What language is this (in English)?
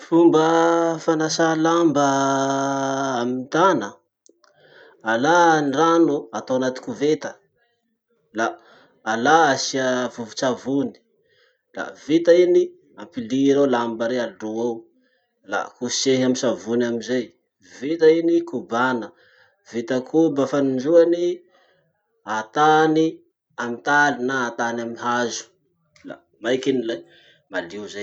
Masikoro Malagasy